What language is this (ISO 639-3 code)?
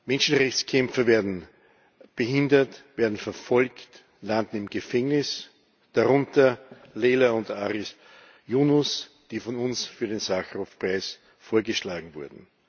deu